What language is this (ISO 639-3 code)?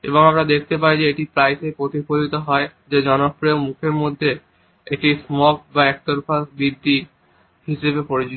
ben